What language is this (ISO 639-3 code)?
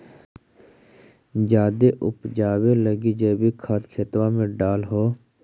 mag